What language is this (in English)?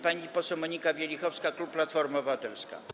Polish